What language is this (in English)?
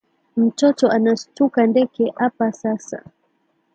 Swahili